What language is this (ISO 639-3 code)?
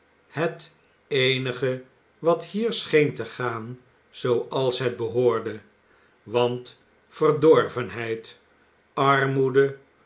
nld